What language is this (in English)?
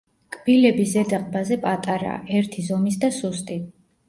Georgian